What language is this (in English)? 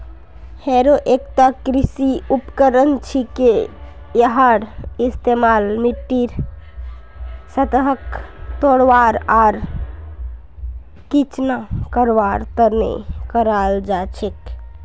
Magahi